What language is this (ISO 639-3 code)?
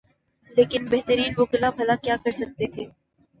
urd